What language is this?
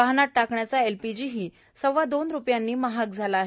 Marathi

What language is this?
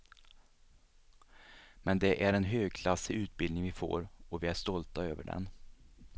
Swedish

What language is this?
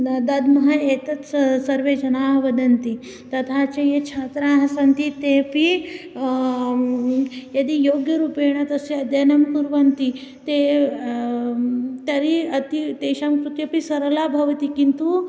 Sanskrit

